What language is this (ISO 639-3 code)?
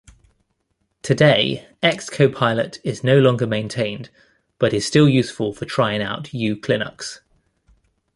eng